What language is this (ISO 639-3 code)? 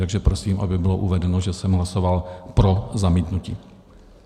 ces